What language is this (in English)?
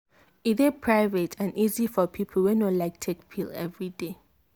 Nigerian Pidgin